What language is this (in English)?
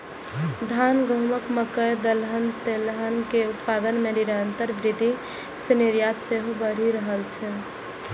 Maithili